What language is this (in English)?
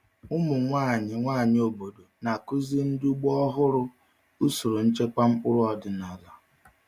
Igbo